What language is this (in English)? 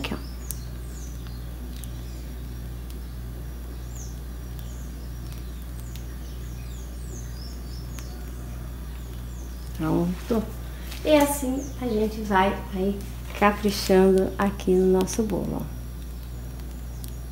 Portuguese